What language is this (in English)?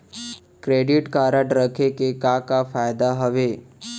Chhattisgarhi